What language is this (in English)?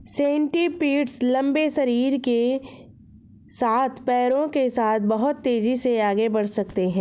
Hindi